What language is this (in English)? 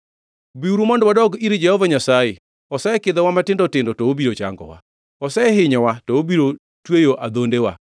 Luo (Kenya and Tanzania)